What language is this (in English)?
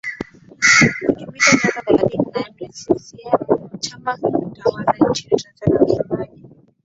Swahili